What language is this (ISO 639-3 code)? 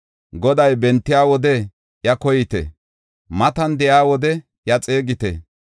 gof